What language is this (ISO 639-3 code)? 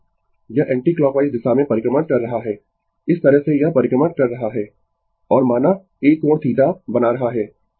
hin